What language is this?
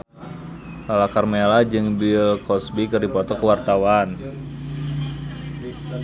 Sundanese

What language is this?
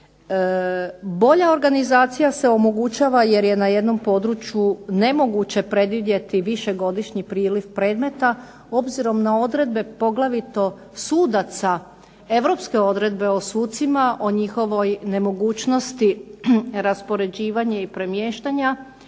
Croatian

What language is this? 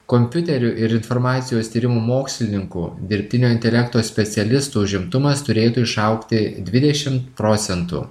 Lithuanian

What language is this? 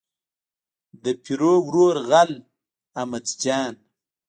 Pashto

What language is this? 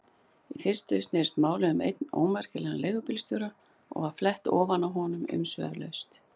Icelandic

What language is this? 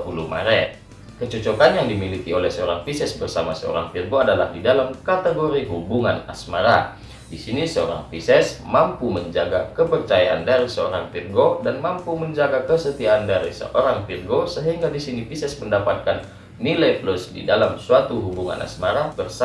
Indonesian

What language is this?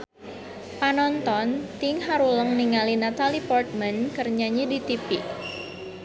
Sundanese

